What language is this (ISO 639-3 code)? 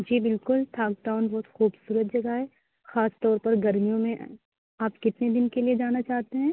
urd